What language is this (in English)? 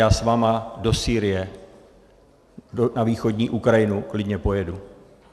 Czech